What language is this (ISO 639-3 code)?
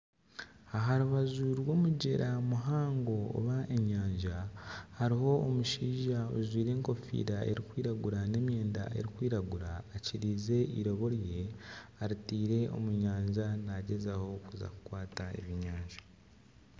nyn